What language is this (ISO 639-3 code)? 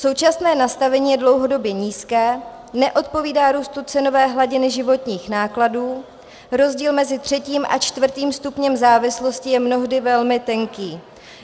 ces